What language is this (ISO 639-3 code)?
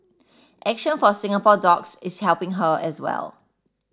eng